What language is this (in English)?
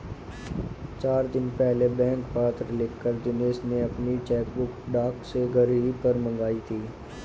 Hindi